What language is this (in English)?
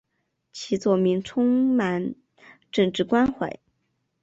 Chinese